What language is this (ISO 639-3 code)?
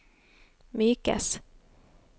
nor